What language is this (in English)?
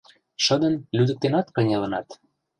Mari